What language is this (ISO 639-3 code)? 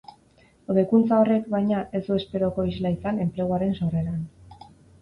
eus